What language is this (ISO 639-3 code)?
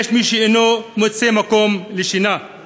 heb